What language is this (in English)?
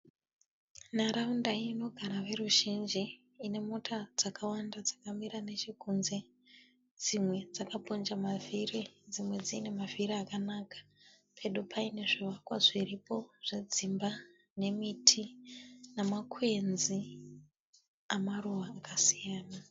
Shona